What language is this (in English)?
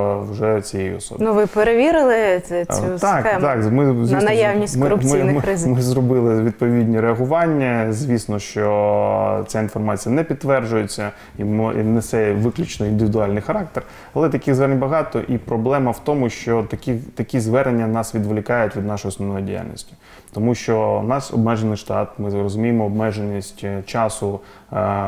Ukrainian